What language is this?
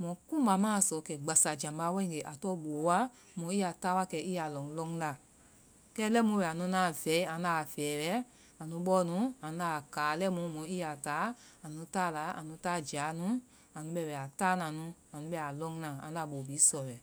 Vai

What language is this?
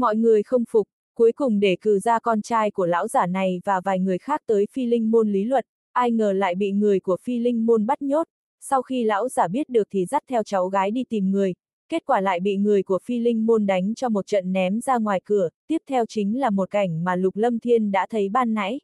Vietnamese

